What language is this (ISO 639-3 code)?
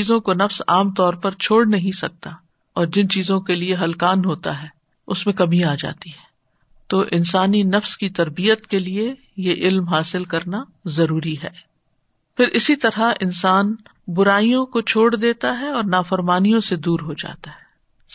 urd